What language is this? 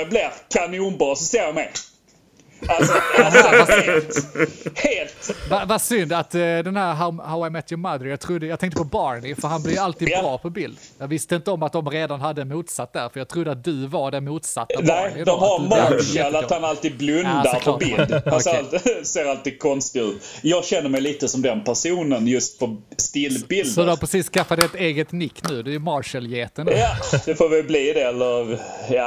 Swedish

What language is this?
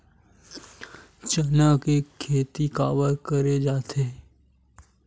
Chhattisgarhi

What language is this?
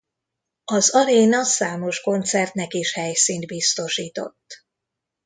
Hungarian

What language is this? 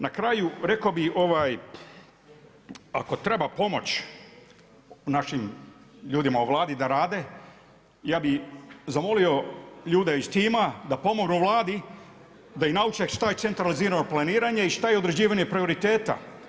Croatian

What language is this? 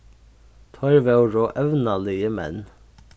Faroese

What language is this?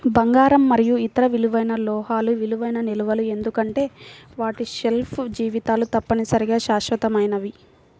Telugu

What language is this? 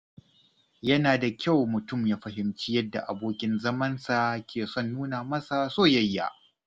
Hausa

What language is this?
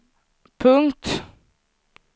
Swedish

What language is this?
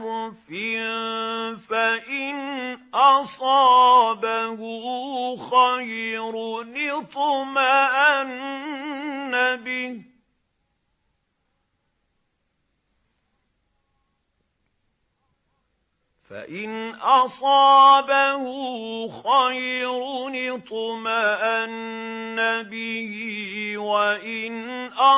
Arabic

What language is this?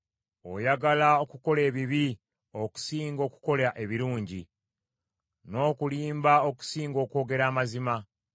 Ganda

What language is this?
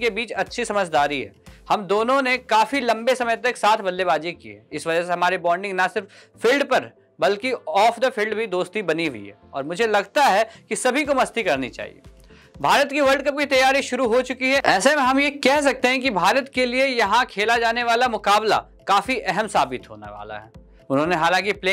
Hindi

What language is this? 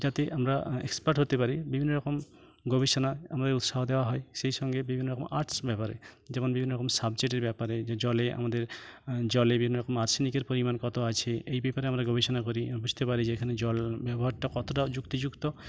Bangla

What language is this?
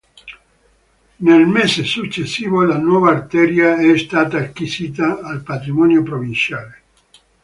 Italian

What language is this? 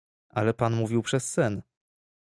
Polish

